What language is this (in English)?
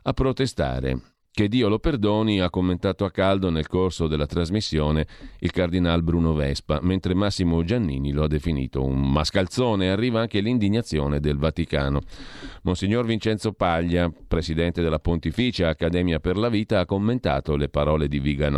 Italian